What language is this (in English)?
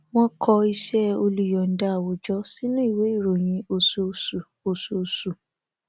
Yoruba